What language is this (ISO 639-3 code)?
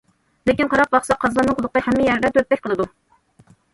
uig